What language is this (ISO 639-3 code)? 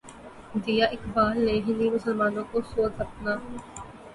urd